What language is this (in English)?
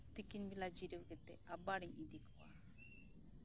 Santali